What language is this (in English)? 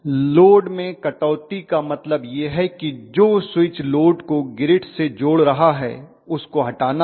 Hindi